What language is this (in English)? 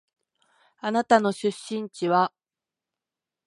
Japanese